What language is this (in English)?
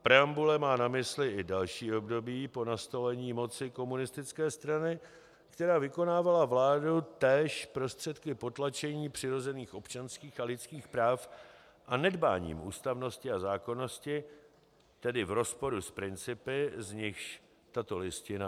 Czech